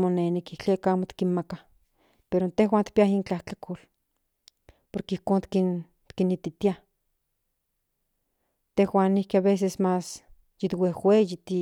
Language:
Central Nahuatl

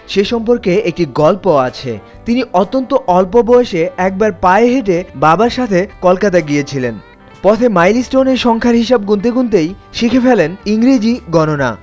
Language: Bangla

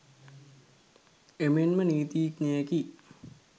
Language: Sinhala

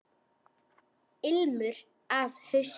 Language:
Icelandic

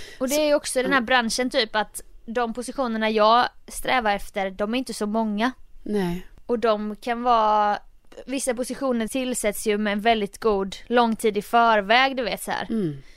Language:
Swedish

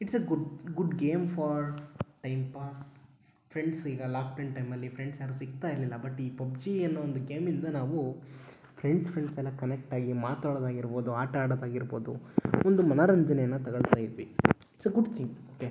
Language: Kannada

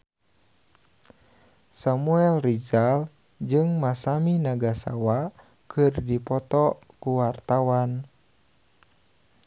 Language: Sundanese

